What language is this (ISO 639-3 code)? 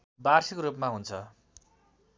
nep